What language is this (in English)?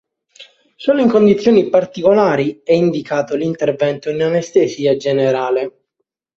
Italian